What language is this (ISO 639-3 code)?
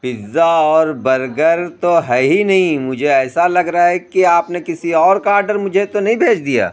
urd